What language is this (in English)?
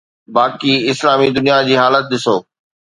Sindhi